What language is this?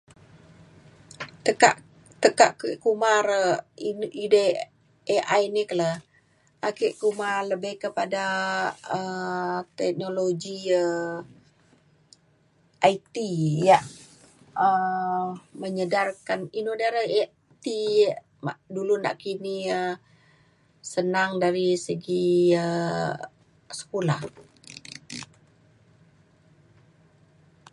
Mainstream Kenyah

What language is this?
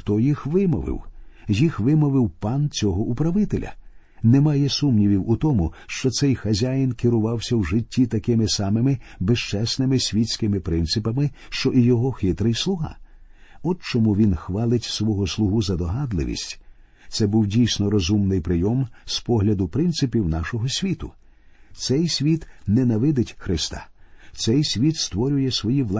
Ukrainian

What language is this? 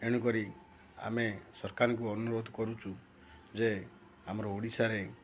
Odia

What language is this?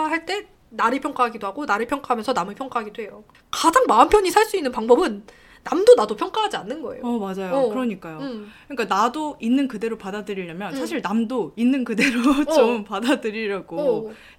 Korean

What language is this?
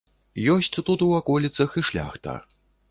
Belarusian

